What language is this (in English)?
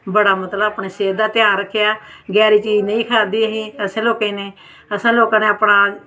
Dogri